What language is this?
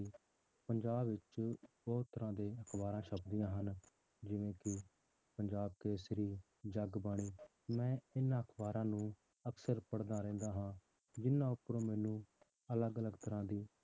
Punjabi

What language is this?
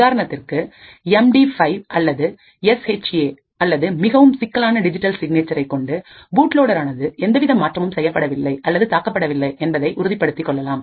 Tamil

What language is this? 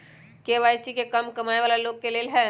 Magahi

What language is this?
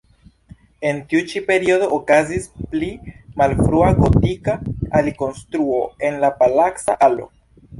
Esperanto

